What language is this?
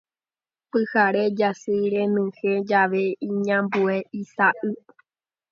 Guarani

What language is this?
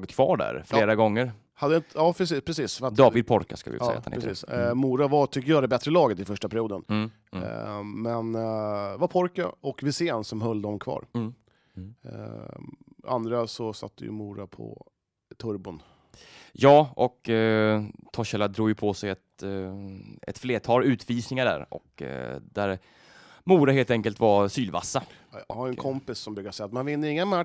Swedish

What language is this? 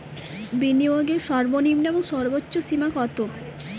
Bangla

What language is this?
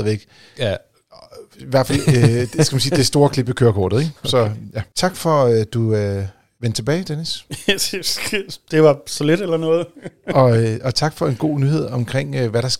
Danish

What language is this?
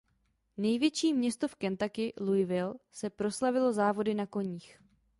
Czech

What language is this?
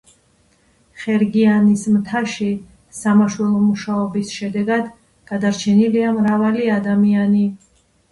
Georgian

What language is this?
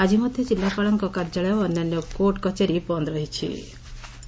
Odia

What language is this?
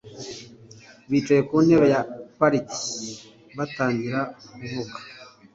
Kinyarwanda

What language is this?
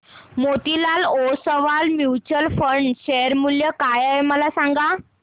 Marathi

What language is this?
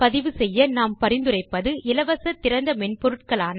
Tamil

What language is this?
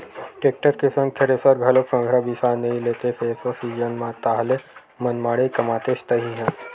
Chhattisgarhi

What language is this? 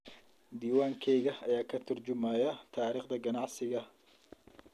Somali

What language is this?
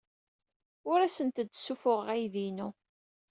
Kabyle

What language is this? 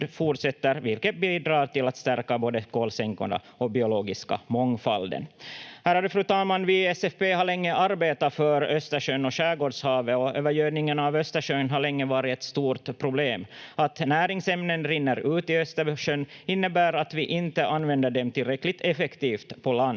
Finnish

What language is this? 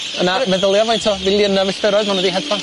Welsh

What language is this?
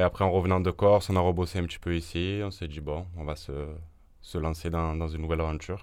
French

